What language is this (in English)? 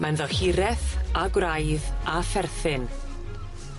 Welsh